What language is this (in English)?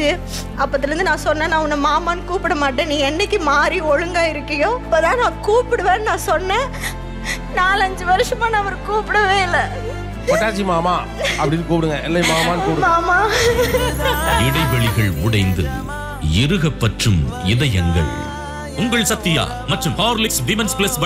Tamil